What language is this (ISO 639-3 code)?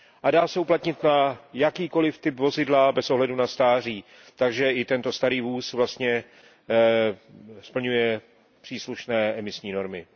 ces